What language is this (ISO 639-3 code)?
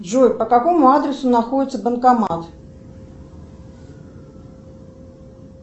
rus